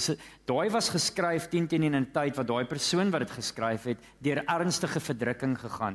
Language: Dutch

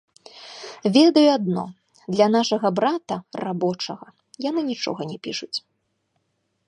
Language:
Belarusian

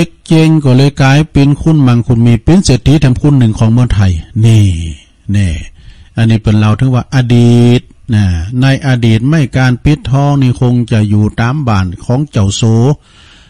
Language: Thai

